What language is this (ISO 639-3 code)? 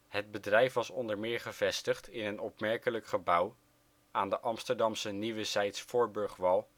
nld